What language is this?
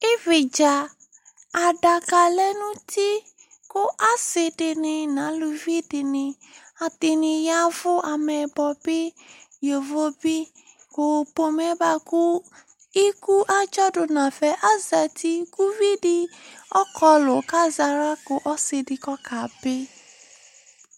Ikposo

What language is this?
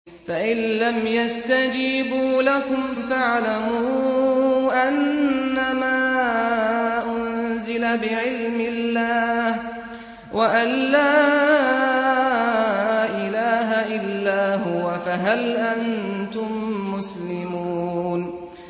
Arabic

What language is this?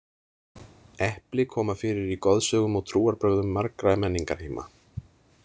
Icelandic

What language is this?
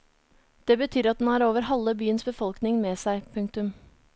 Norwegian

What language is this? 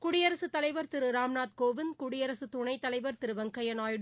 Tamil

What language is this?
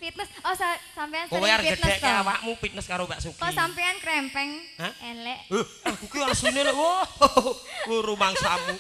Indonesian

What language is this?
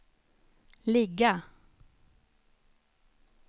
Swedish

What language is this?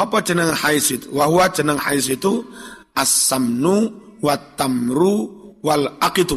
Indonesian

